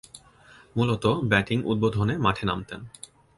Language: Bangla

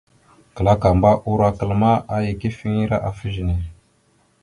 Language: Mada (Cameroon)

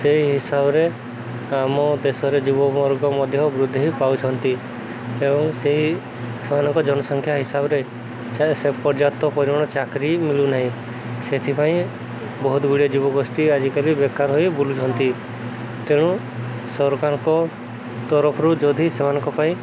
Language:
Odia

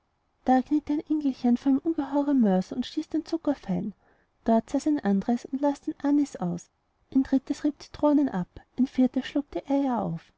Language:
German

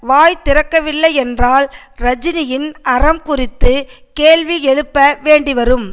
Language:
Tamil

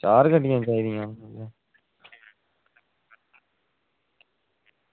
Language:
Dogri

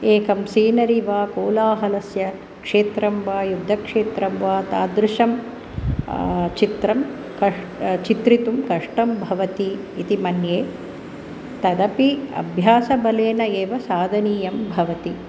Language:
Sanskrit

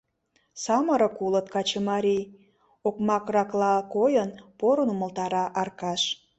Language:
Mari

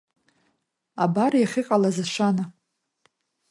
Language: Abkhazian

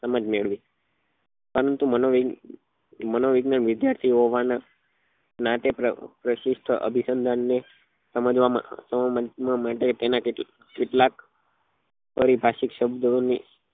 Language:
Gujarati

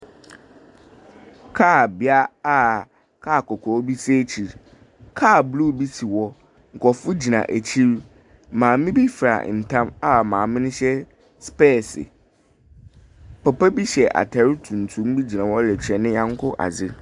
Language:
Akan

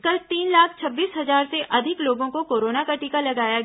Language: Hindi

